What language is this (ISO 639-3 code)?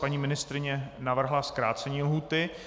ces